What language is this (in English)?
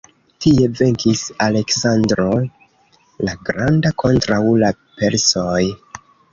Esperanto